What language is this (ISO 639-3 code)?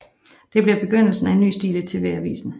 dan